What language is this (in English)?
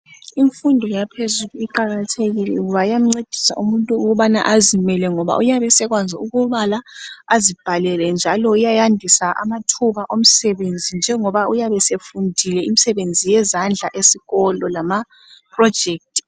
North Ndebele